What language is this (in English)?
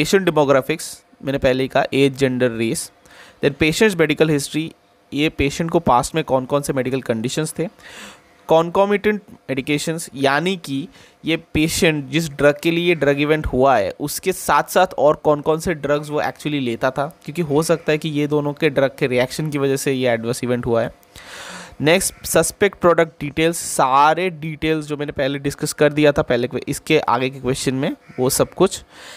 Hindi